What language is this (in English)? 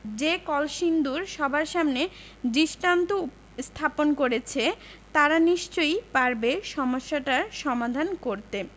Bangla